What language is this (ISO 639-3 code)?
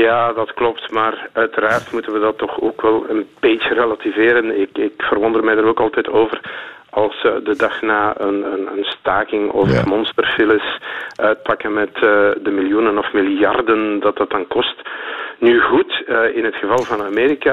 nld